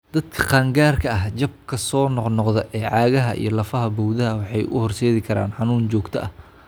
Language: Somali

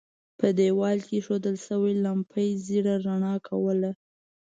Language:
Pashto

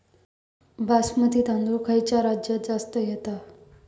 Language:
Marathi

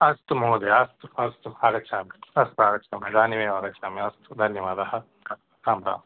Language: Sanskrit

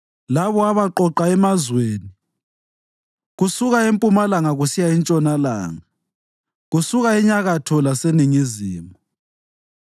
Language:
North Ndebele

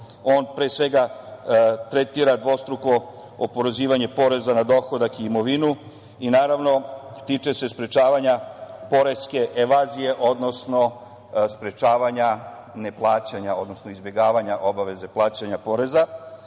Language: Serbian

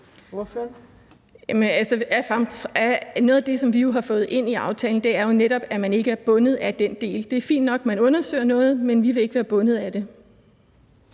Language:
Danish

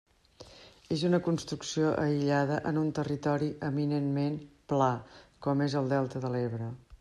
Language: Catalan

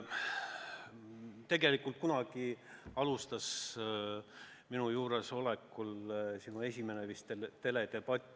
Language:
Estonian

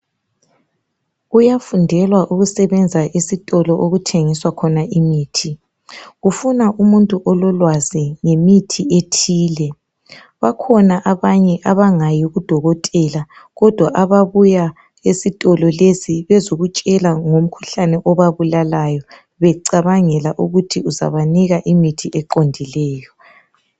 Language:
North Ndebele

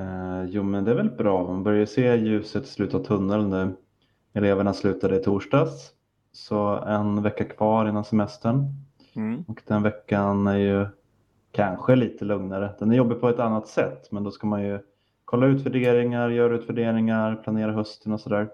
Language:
Swedish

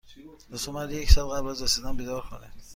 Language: Persian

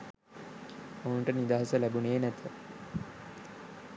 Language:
Sinhala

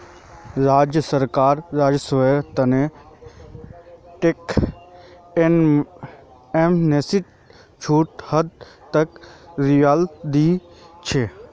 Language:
Magahi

